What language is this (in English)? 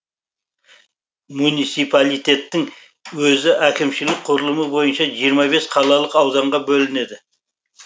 Kazakh